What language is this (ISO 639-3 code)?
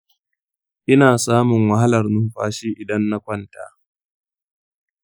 hau